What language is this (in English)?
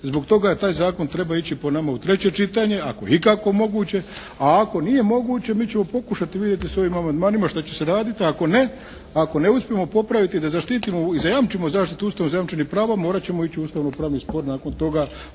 Croatian